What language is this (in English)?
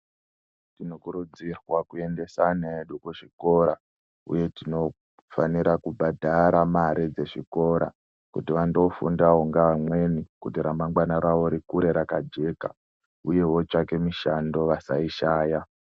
Ndau